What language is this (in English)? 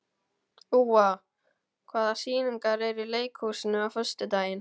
Icelandic